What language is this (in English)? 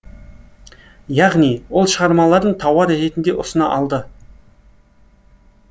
Kazakh